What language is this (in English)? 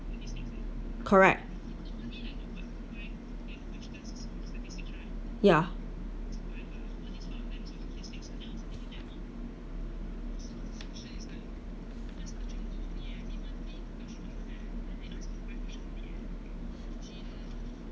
English